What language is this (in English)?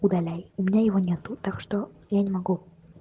Russian